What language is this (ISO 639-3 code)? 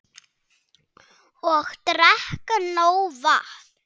isl